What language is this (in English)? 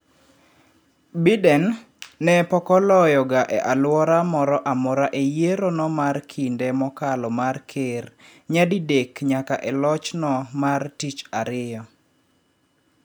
Luo (Kenya and Tanzania)